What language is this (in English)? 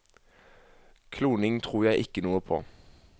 Norwegian